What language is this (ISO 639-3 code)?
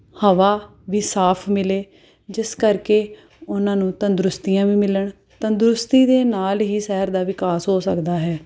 pan